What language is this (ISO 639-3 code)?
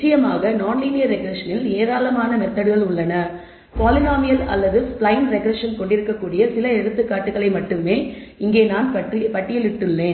tam